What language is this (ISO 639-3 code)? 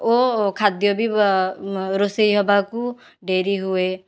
ori